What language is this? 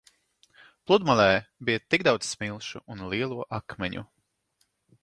Latvian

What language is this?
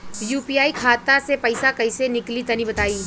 Bhojpuri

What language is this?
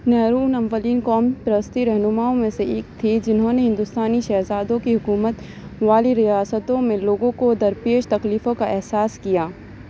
Urdu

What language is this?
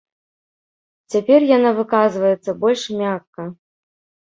Belarusian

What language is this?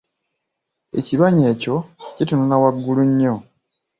Ganda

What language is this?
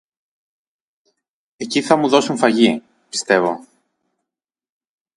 Greek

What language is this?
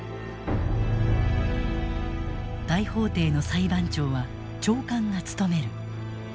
Japanese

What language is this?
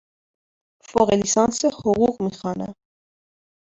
Persian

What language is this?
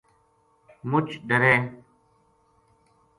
Gujari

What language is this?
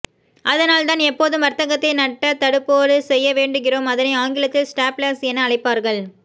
Tamil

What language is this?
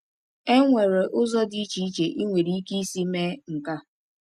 Igbo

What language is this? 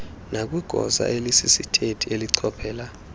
Xhosa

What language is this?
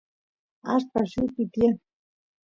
Santiago del Estero Quichua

